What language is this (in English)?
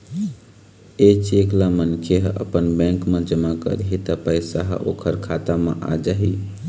Chhattisgarhi